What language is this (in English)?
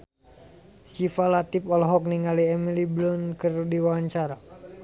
Sundanese